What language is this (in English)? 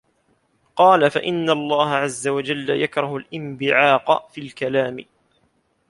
Arabic